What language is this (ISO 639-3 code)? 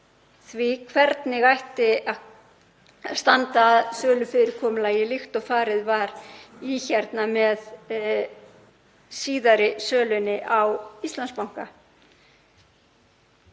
isl